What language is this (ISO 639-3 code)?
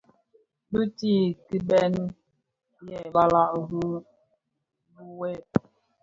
ksf